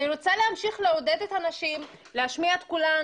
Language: Hebrew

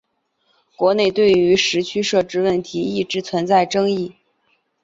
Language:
Chinese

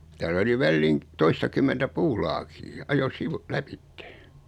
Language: Finnish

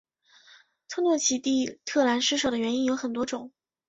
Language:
Chinese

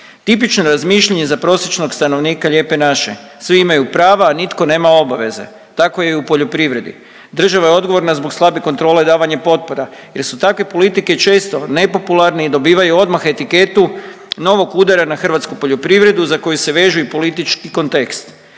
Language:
Croatian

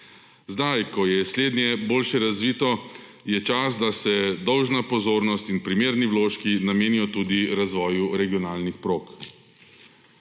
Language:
Slovenian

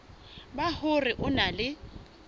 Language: Southern Sotho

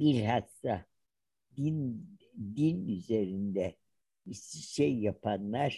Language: Turkish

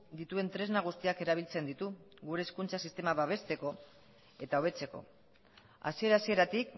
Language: Basque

